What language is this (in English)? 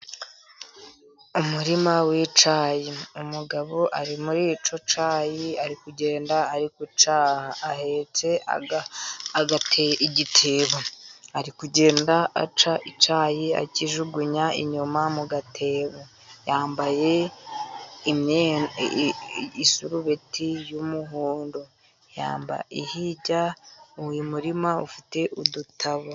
Kinyarwanda